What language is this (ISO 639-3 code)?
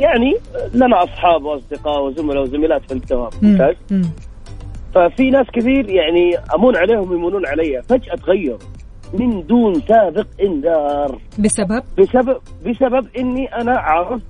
ara